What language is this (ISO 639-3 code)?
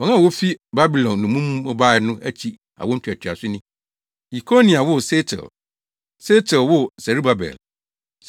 aka